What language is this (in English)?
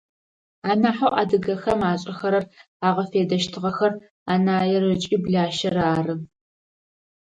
Adyghe